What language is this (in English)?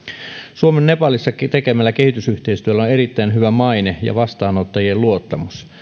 Finnish